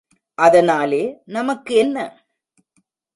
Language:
Tamil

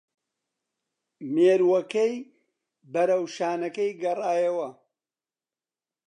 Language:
Central Kurdish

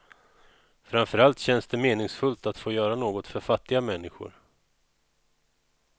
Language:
Swedish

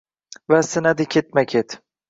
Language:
Uzbek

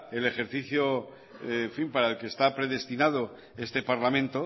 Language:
Spanish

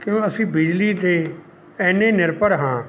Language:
Punjabi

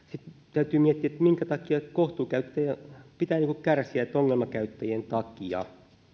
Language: Finnish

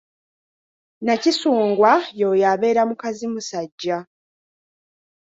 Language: Ganda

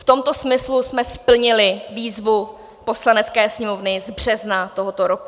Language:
Czech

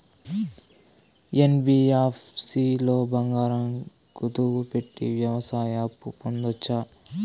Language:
Telugu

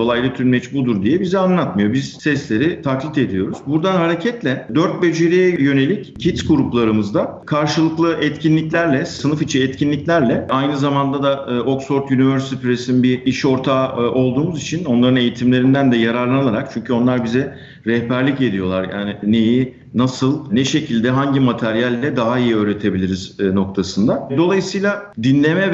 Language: Turkish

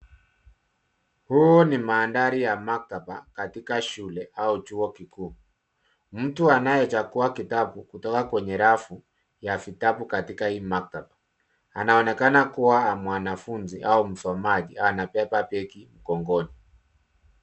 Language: Swahili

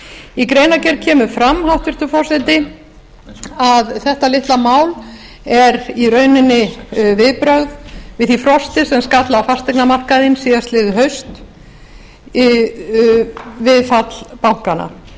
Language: Icelandic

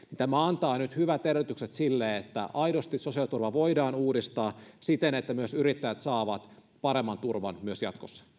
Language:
Finnish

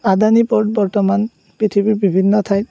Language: Assamese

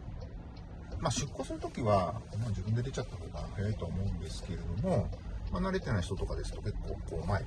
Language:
Japanese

